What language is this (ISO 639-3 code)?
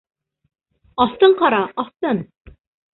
bak